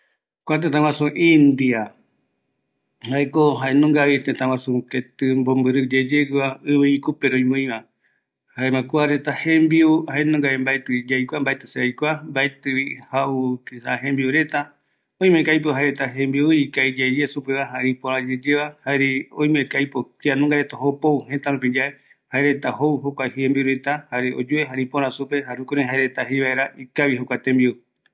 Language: Eastern Bolivian Guaraní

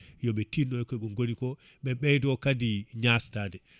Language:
Fula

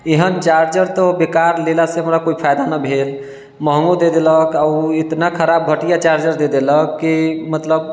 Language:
Maithili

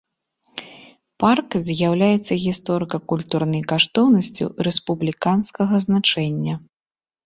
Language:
Belarusian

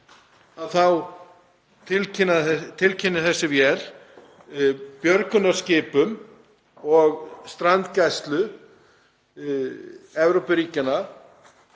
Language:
Icelandic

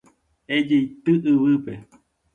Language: Guarani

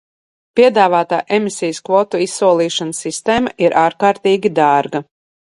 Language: Latvian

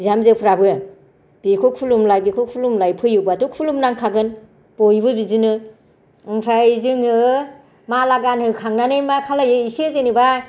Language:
Bodo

